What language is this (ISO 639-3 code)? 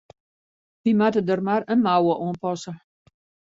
fry